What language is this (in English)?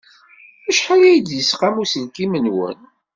Kabyle